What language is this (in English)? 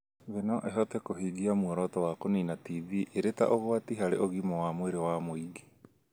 Kikuyu